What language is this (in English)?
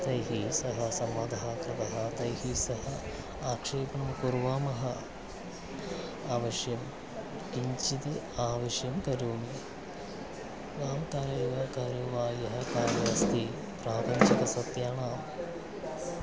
Sanskrit